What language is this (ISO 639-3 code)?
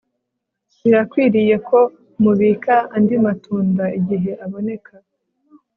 kin